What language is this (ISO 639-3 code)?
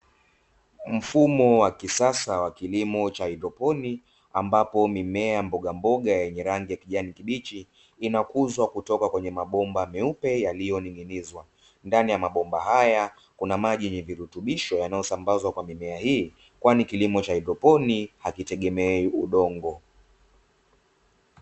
swa